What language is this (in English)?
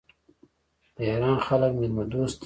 Pashto